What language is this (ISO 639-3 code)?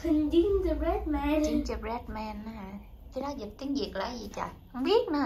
vie